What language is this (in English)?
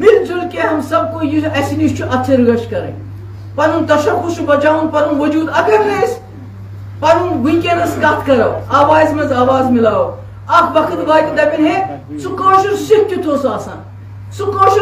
Turkish